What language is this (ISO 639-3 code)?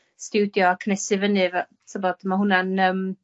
cym